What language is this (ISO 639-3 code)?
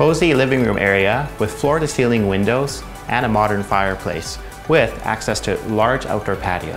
eng